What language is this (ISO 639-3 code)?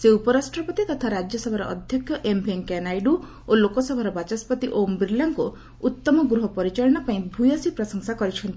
ori